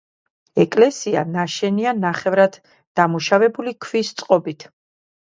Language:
Georgian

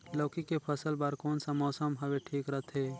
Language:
Chhattisgarhi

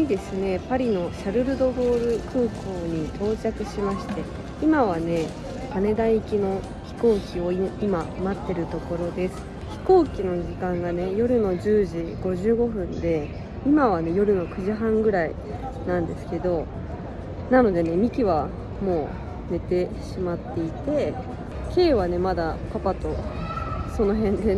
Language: Japanese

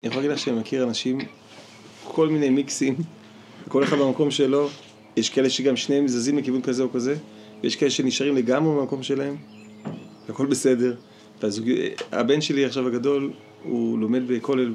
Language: Hebrew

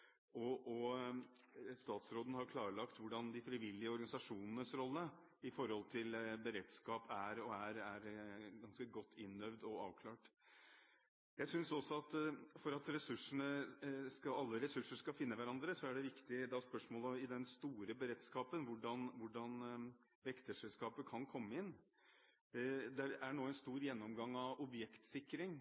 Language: Norwegian Bokmål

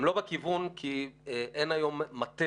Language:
Hebrew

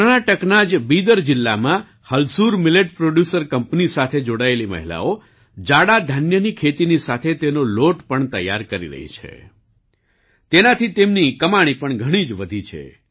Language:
Gujarati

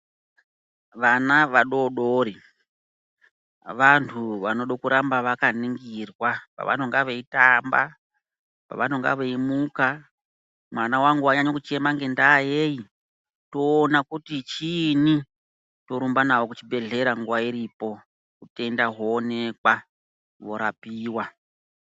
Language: Ndau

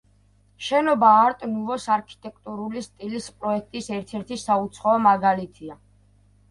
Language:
Georgian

